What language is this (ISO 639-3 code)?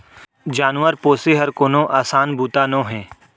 hne